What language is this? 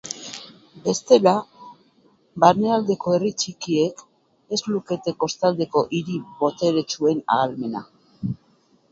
Basque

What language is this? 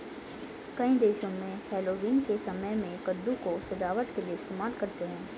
Hindi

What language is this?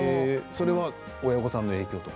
Japanese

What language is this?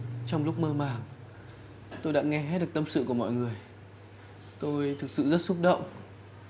Vietnamese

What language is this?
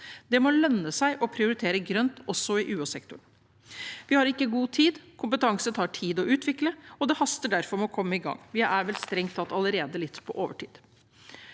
Norwegian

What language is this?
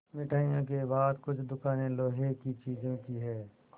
Hindi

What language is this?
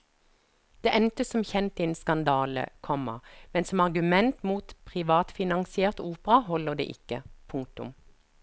Norwegian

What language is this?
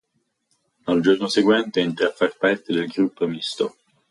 Italian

